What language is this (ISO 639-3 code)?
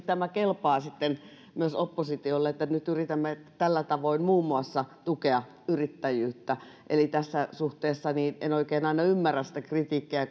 fin